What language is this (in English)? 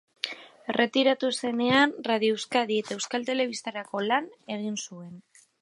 Basque